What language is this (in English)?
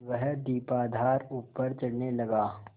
Hindi